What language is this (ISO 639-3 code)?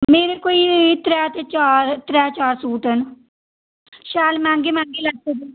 doi